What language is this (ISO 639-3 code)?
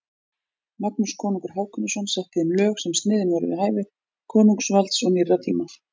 isl